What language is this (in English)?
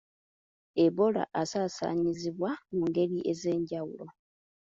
Ganda